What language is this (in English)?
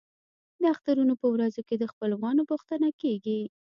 Pashto